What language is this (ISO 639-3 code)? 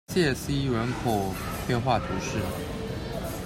zho